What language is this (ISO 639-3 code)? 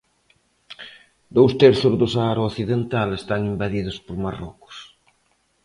glg